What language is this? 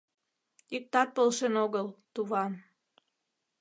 Mari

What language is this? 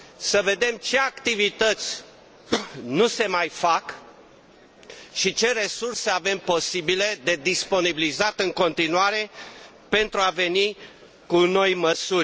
Romanian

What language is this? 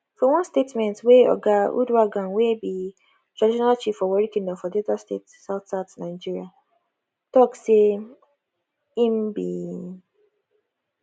Nigerian Pidgin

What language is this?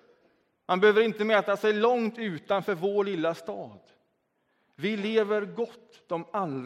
Swedish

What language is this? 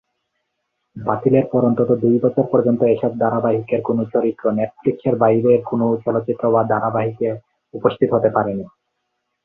Bangla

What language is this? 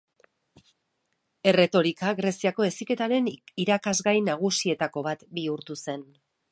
Basque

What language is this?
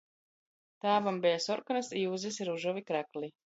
Latgalian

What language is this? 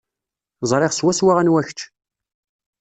Kabyle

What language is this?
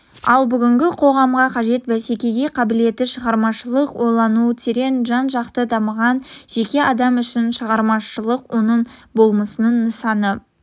Kazakh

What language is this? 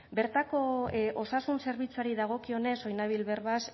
Basque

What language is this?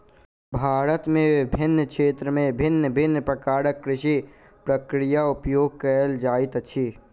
Maithili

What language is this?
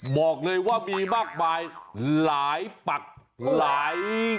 Thai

